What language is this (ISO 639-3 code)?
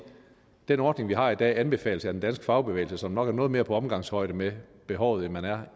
dan